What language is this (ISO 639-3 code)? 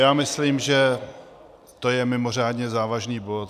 ces